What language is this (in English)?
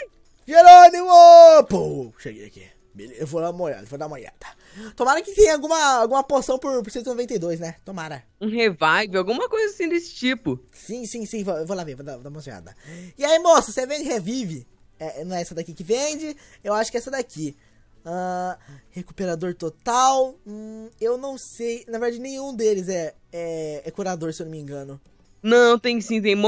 Portuguese